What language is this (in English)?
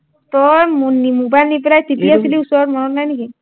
Assamese